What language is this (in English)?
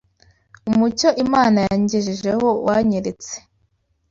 Kinyarwanda